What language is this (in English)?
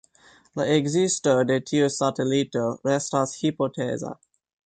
Esperanto